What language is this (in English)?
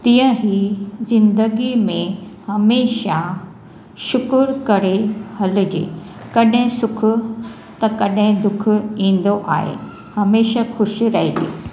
Sindhi